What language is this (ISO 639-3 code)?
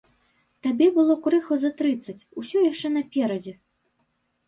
bel